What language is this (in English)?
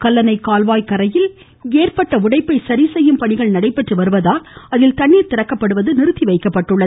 Tamil